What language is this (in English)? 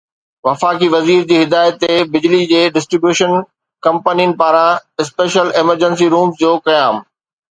Sindhi